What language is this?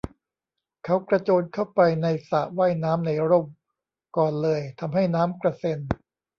Thai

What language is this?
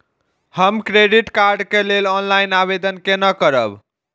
Maithili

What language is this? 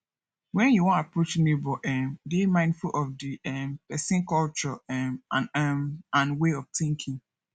Nigerian Pidgin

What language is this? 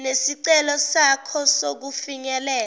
Zulu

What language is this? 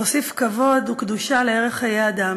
Hebrew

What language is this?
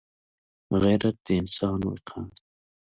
Pashto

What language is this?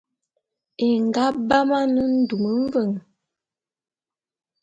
Bulu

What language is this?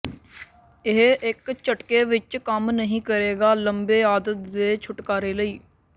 Punjabi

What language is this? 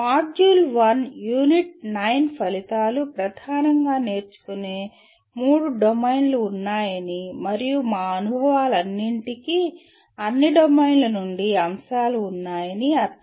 Telugu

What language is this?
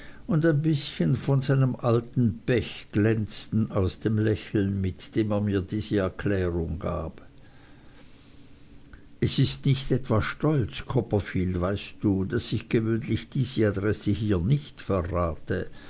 German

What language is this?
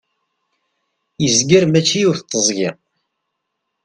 Kabyle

